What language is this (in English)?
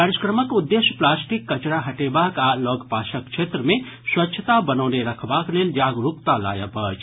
Maithili